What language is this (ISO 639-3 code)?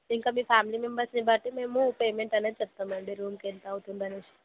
tel